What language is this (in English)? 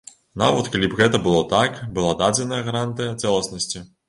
Belarusian